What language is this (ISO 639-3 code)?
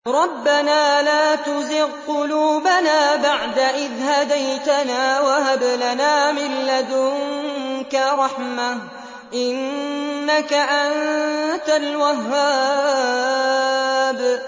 ara